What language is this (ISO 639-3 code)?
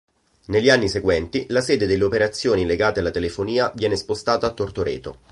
ita